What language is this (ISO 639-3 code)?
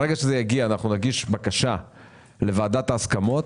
heb